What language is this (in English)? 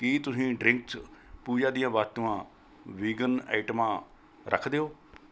Punjabi